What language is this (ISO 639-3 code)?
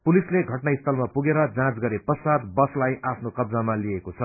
nep